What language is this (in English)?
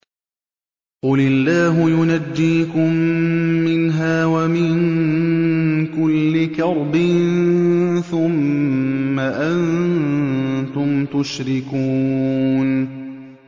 Arabic